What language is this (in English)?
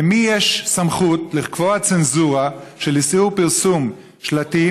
Hebrew